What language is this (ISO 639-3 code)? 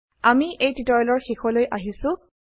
asm